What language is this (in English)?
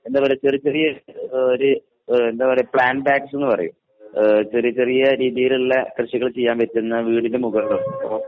Malayalam